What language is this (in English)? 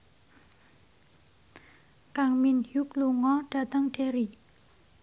Javanese